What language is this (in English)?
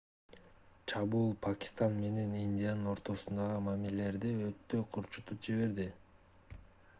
Kyrgyz